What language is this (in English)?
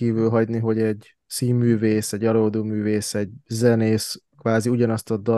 Hungarian